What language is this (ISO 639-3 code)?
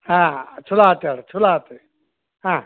kan